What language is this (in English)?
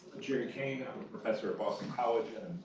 English